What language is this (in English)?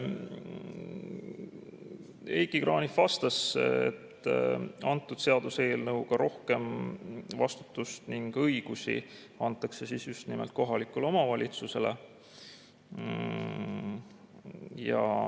Estonian